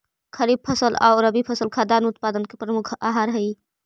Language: Magahi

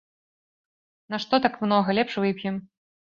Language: Belarusian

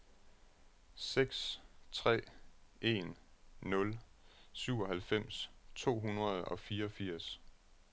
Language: Danish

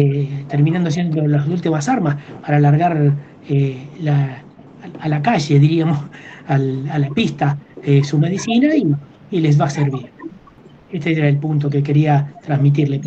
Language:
Spanish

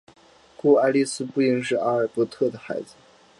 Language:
Chinese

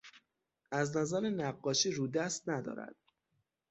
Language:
Persian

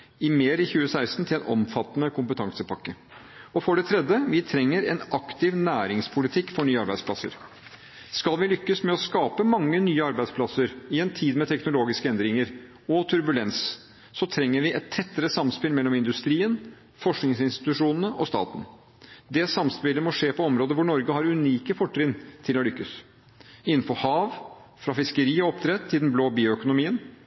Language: Norwegian Bokmål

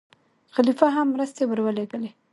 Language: Pashto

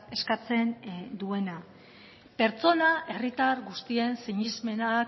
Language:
Basque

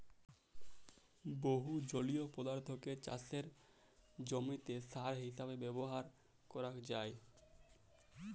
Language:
Bangla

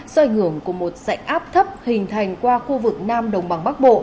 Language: Vietnamese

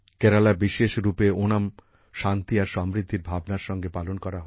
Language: Bangla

